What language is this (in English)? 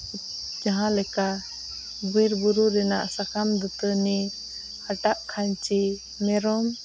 Santali